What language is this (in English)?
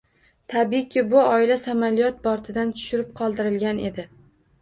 Uzbek